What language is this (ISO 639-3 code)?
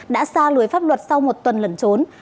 vie